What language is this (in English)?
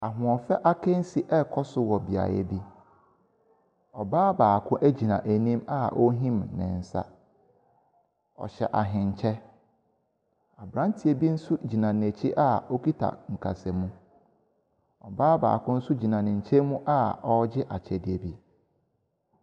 Akan